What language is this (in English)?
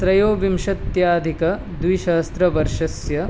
Sanskrit